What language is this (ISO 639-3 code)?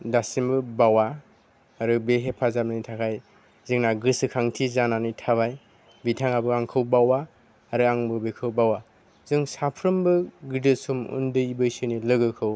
brx